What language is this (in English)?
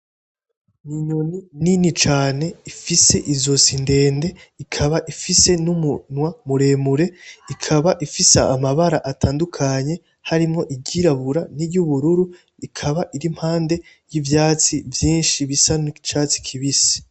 Rundi